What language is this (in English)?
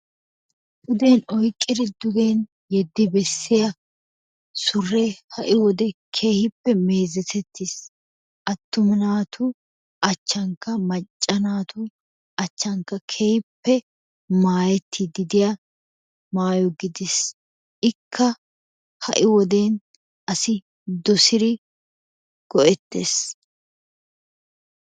Wolaytta